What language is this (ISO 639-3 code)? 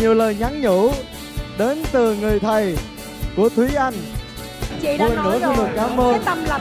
vie